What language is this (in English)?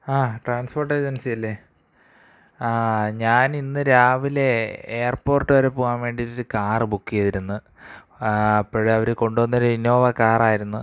Malayalam